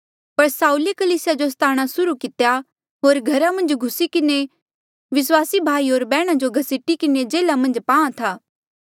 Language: Mandeali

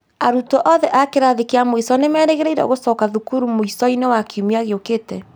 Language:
Kikuyu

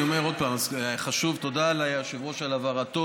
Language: Hebrew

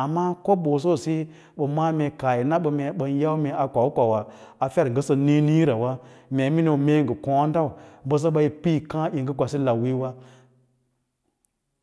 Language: Lala-Roba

